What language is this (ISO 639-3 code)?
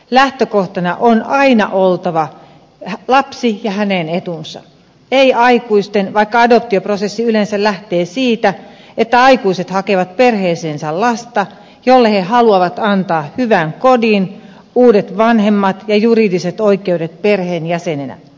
fin